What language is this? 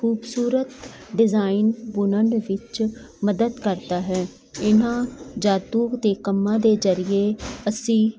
Punjabi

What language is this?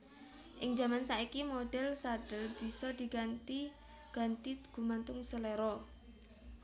Javanese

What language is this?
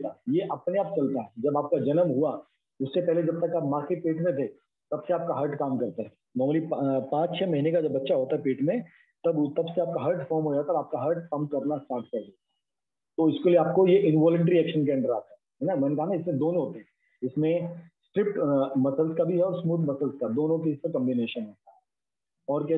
Hindi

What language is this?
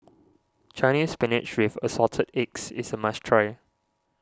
English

